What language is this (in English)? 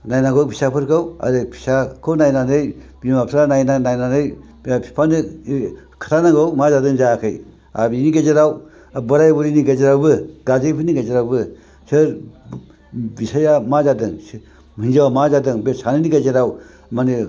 Bodo